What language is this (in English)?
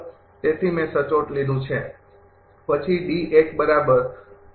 Gujarati